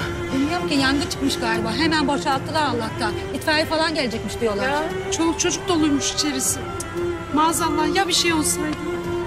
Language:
Turkish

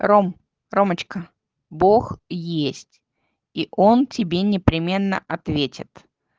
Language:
Russian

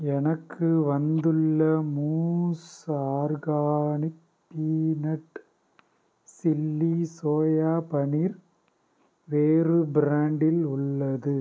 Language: Tamil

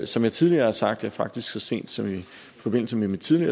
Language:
Danish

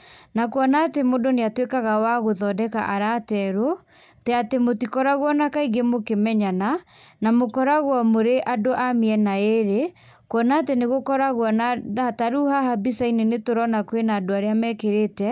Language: Kikuyu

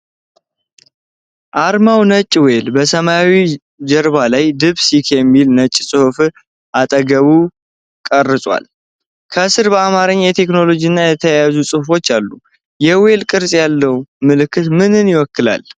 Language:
Amharic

